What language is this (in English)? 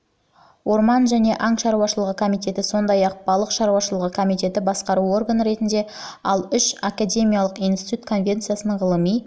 Kazakh